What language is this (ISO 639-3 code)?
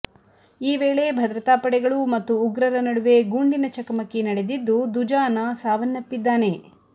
kan